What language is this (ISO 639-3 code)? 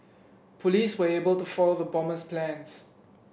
eng